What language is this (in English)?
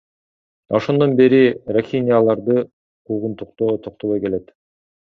Kyrgyz